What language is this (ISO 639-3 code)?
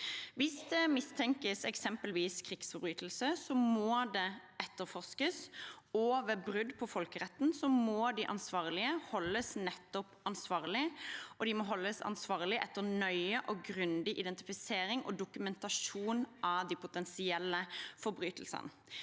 nor